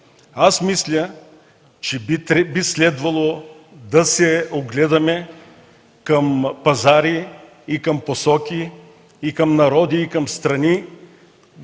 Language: Bulgarian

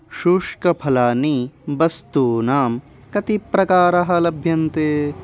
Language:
Sanskrit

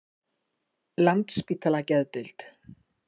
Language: Icelandic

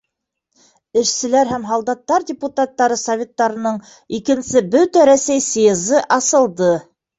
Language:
Bashkir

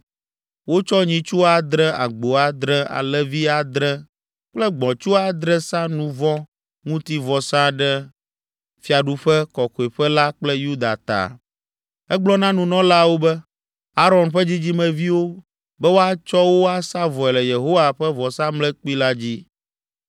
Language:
Ewe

